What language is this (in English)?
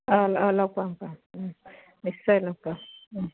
Assamese